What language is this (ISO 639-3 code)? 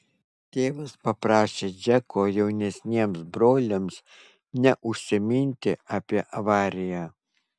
lit